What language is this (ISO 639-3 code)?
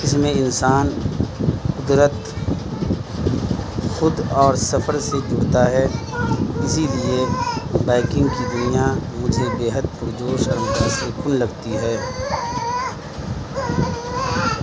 urd